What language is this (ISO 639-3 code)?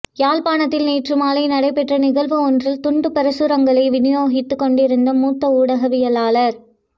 tam